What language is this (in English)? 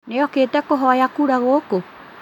Kikuyu